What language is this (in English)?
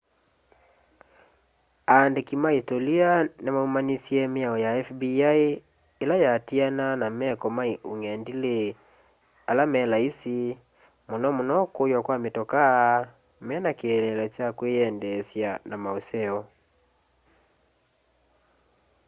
Kamba